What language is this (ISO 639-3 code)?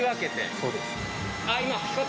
jpn